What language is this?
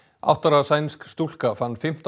Icelandic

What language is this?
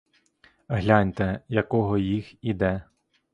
Ukrainian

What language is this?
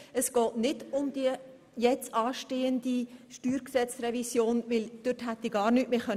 Swiss German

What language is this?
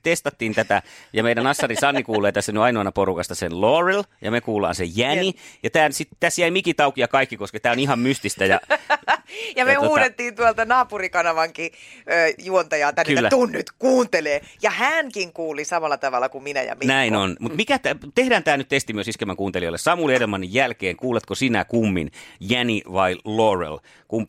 Finnish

